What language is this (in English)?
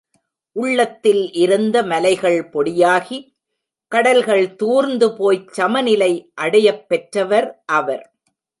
Tamil